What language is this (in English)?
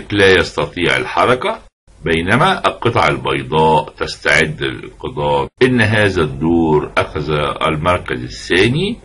Arabic